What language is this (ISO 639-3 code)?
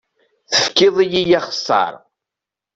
kab